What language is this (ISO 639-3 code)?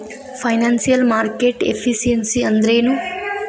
kan